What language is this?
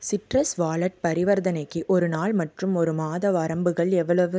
Tamil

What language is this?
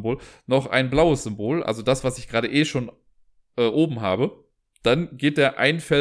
German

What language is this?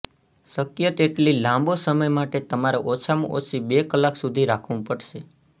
Gujarati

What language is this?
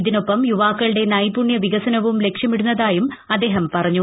Malayalam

